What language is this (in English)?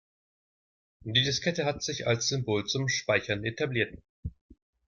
German